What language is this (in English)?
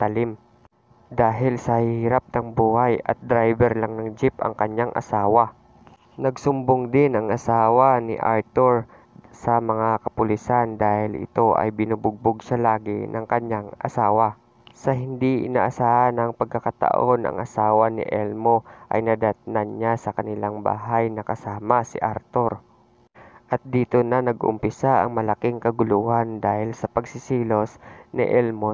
Filipino